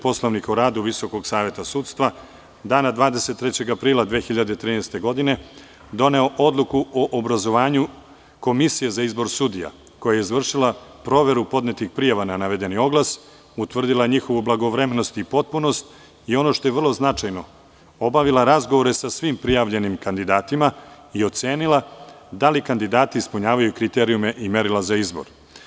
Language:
Serbian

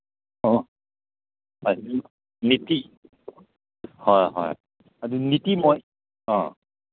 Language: Manipuri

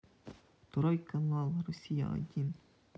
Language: Russian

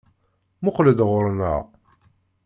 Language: Kabyle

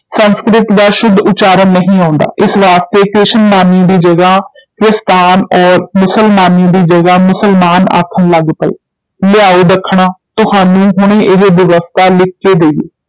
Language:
Punjabi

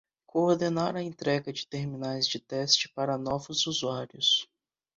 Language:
Portuguese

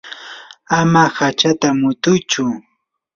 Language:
Yanahuanca Pasco Quechua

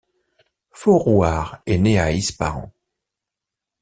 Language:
French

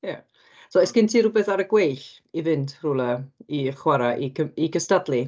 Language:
Welsh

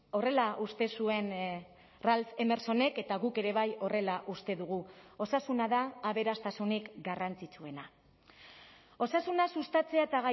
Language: Basque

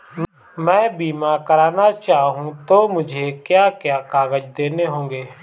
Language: Hindi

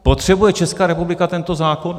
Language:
Czech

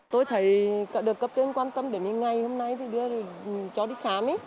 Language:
Vietnamese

